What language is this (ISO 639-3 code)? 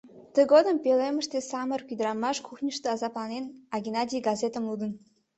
chm